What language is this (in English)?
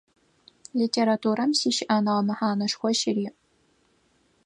Adyghe